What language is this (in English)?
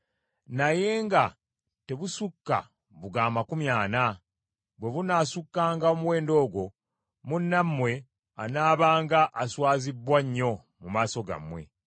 Ganda